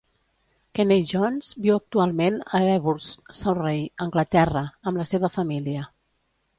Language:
Catalan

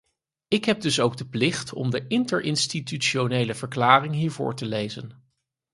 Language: Dutch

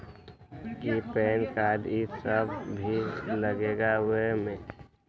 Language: Magahi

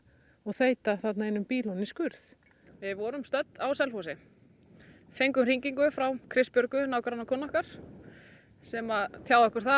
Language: Icelandic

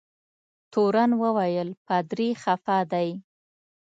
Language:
Pashto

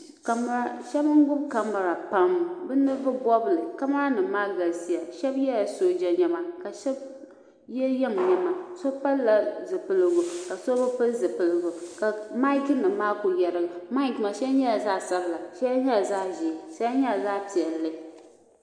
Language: Dagbani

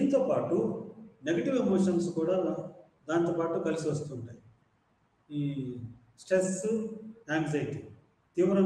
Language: Indonesian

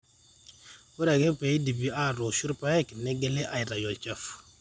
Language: Masai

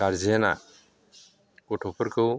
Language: Bodo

